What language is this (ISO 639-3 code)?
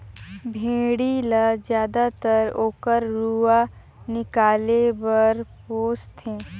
hne